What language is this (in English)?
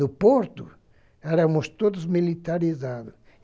Portuguese